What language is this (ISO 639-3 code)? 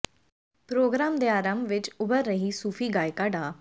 pan